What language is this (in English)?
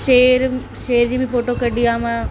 Sindhi